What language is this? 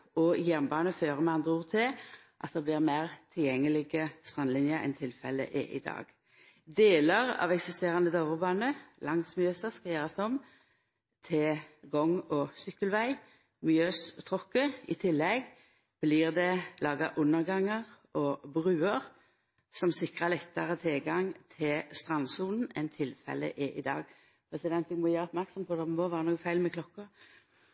Norwegian Nynorsk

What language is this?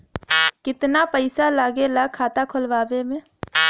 Bhojpuri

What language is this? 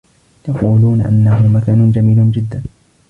Arabic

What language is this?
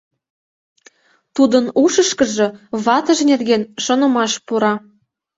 Mari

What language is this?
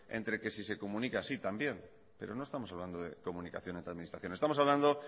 Spanish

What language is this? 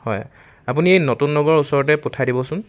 Assamese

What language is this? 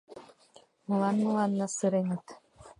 Mari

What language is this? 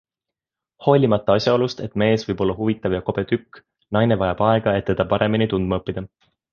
Estonian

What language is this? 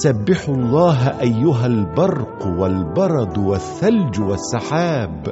Arabic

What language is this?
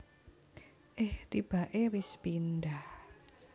Javanese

